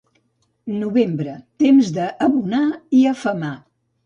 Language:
Catalan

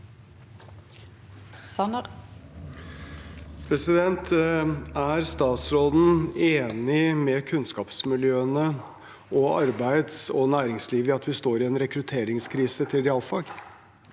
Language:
Norwegian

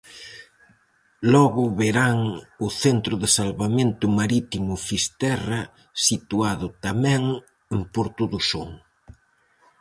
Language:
Galician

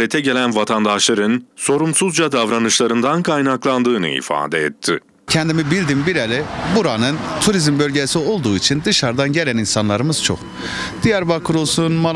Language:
Turkish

